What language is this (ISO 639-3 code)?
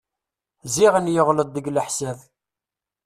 kab